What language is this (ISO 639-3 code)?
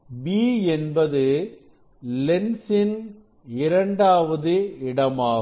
tam